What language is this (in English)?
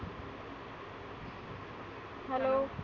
Marathi